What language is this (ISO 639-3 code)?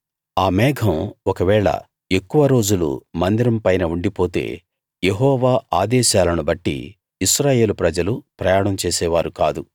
tel